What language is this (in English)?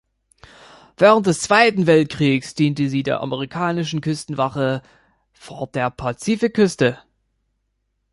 German